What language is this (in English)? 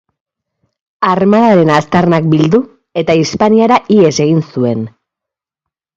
Basque